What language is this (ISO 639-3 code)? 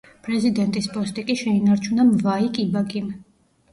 kat